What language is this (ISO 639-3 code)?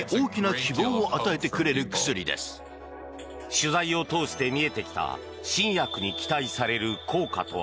jpn